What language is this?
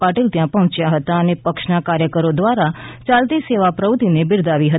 Gujarati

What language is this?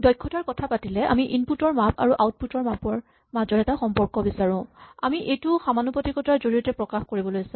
Assamese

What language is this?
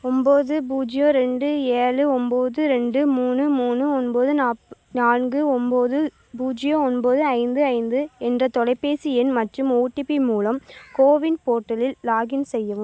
Tamil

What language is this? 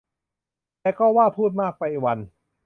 Thai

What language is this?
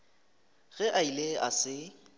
Northern Sotho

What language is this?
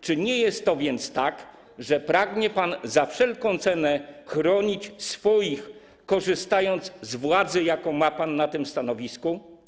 Polish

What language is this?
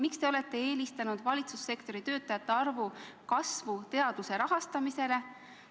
Estonian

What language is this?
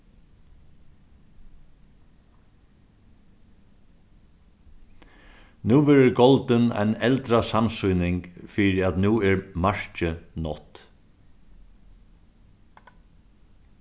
Faroese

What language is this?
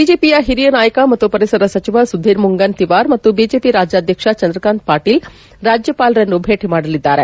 Kannada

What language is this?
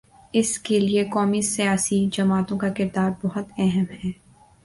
Urdu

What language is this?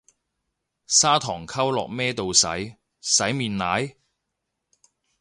Cantonese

